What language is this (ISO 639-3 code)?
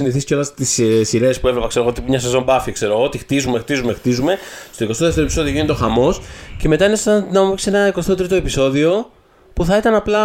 ell